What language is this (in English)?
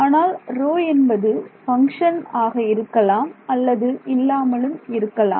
Tamil